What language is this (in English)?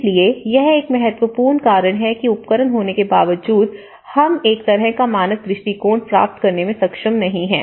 Hindi